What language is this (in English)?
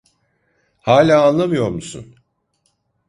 Turkish